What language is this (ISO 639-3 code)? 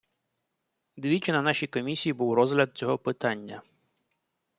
ukr